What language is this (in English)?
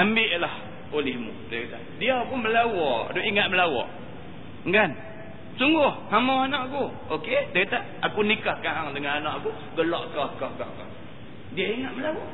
Malay